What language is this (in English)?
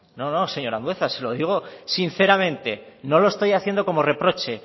Spanish